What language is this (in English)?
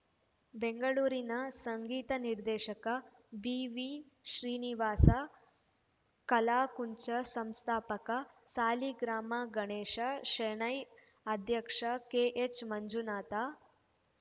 Kannada